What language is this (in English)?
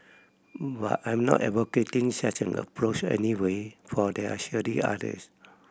English